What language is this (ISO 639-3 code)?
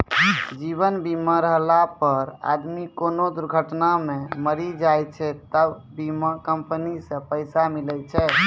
mai